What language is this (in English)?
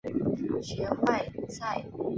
Chinese